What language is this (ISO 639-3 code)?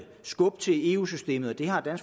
dan